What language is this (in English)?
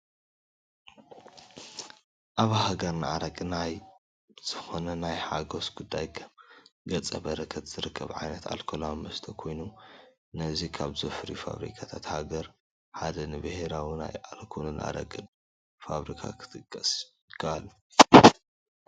Tigrinya